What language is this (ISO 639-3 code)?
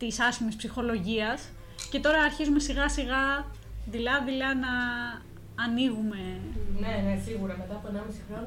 ell